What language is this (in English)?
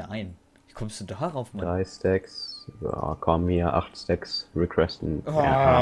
German